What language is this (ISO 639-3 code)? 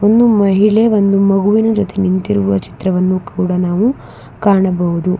kan